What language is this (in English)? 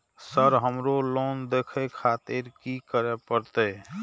Maithili